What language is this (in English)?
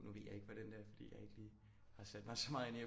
Danish